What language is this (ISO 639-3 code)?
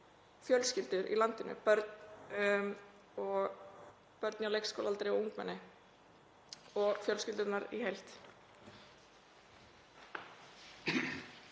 isl